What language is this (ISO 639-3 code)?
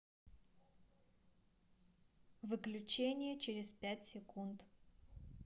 rus